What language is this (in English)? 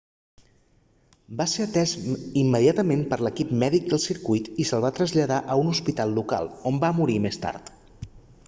Catalan